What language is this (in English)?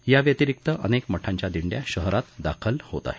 Marathi